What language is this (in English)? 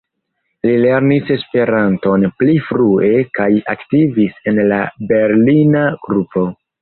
Esperanto